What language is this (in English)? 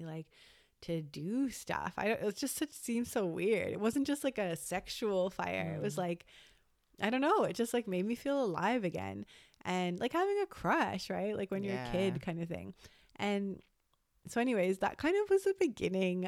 English